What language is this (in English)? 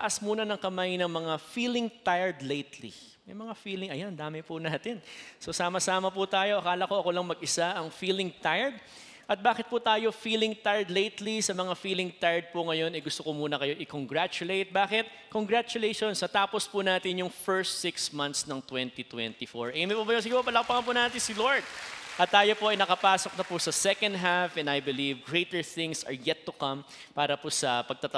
Filipino